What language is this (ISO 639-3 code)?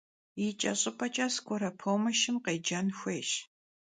kbd